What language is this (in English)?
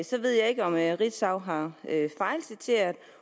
Danish